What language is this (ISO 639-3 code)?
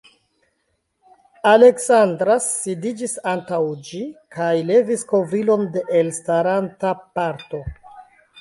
epo